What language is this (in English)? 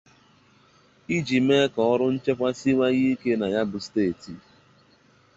Igbo